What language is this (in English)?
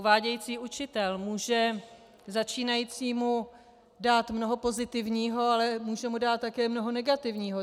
Czech